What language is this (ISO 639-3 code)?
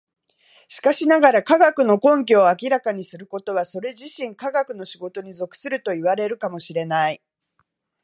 jpn